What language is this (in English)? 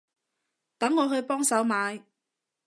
Cantonese